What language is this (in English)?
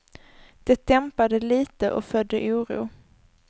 Swedish